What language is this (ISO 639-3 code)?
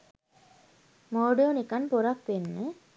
sin